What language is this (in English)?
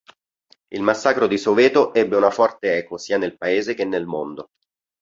Italian